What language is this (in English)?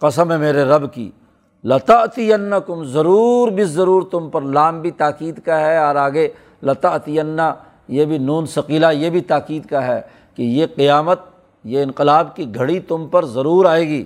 Urdu